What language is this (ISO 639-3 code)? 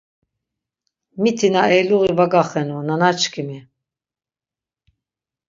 lzz